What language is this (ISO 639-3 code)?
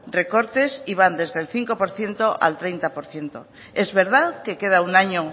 spa